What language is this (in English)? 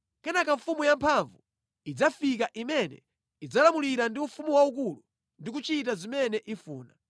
Nyanja